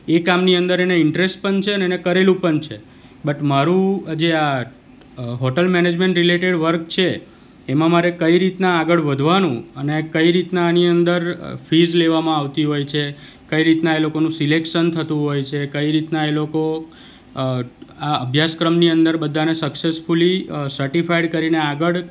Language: Gujarati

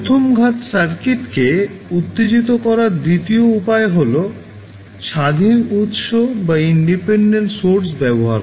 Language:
Bangla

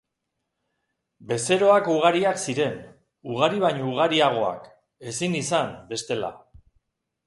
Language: Basque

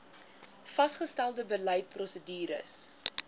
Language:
Afrikaans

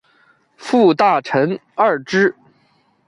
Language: Chinese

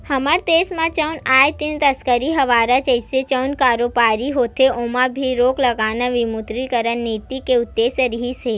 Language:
Chhattisgarhi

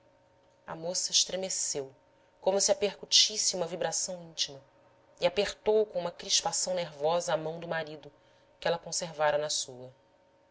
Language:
Portuguese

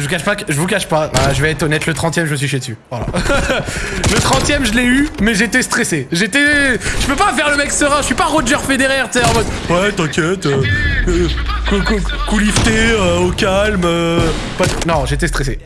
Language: French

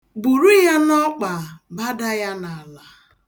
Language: Igbo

